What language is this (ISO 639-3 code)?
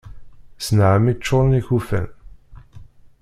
kab